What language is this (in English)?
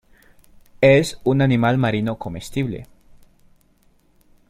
Spanish